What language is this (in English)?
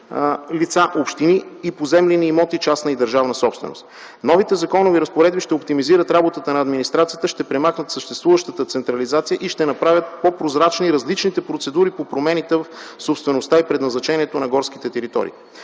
Bulgarian